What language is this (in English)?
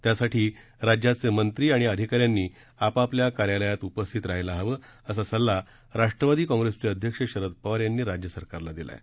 Marathi